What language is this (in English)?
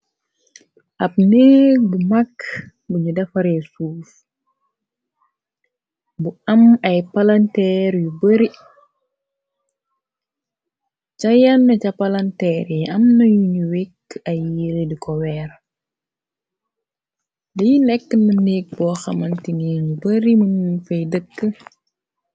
Wolof